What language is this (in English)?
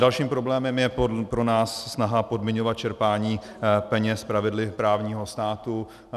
Czech